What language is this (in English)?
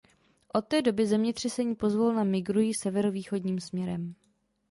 Czech